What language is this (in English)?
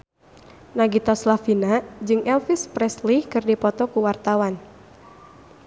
Sundanese